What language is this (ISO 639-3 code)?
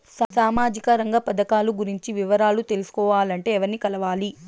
tel